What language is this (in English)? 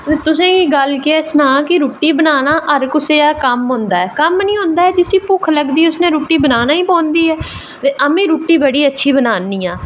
Dogri